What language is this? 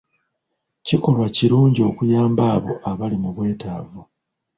Ganda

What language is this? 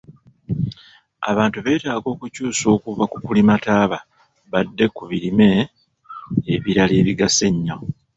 Ganda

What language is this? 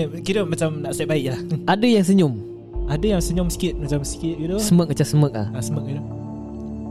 Malay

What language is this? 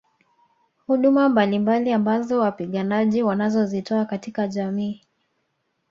Swahili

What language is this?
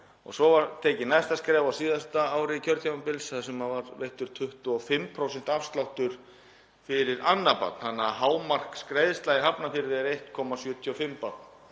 Icelandic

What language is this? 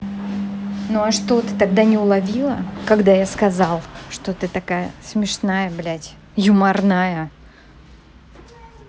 Russian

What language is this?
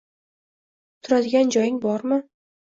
Uzbek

